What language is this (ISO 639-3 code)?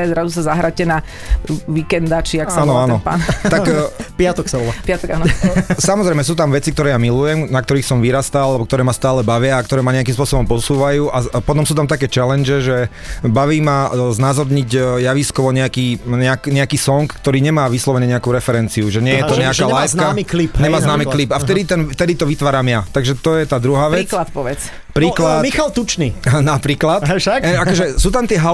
slk